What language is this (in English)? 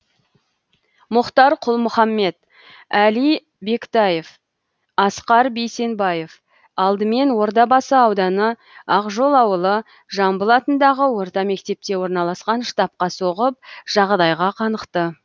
Kazakh